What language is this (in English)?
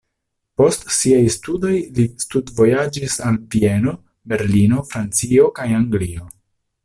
Esperanto